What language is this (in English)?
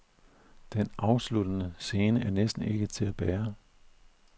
Danish